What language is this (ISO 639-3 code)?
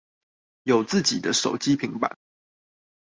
zho